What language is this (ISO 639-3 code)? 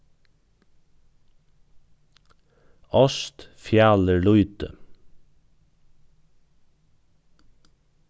fao